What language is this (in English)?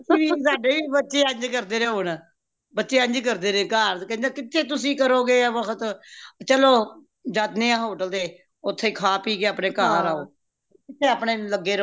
Punjabi